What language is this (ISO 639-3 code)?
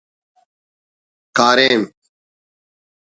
brh